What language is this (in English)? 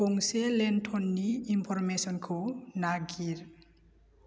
Bodo